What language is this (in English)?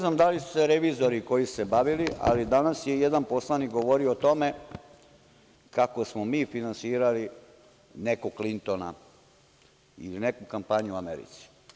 Serbian